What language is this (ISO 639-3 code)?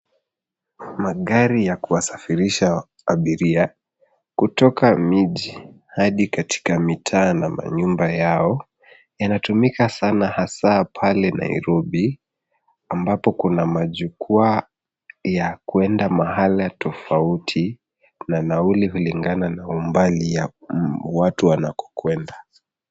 swa